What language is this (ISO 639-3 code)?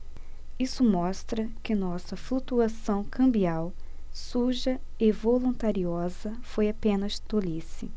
por